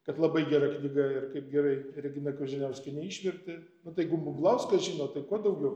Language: Lithuanian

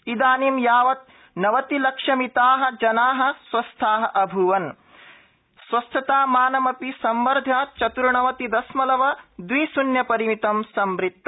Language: Sanskrit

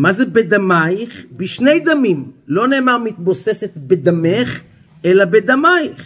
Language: Hebrew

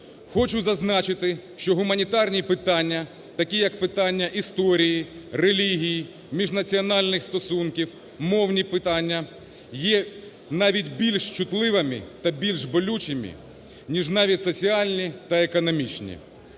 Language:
Ukrainian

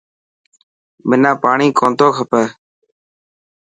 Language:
Dhatki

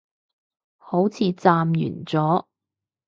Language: Cantonese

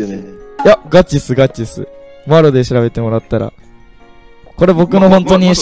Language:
Japanese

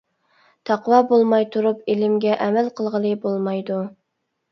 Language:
Uyghur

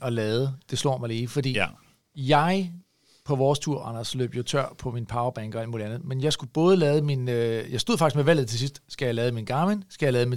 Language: Danish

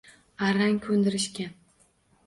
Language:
Uzbek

